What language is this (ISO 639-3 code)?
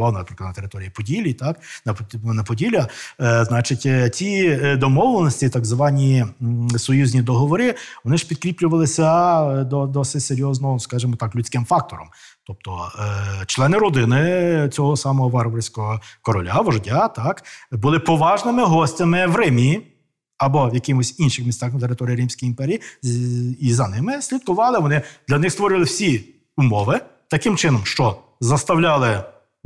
ukr